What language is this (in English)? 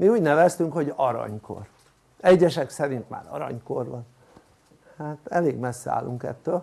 Hungarian